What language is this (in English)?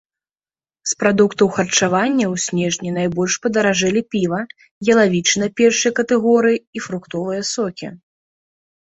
Belarusian